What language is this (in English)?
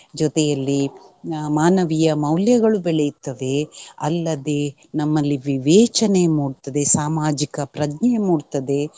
Kannada